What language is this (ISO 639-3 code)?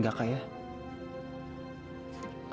ind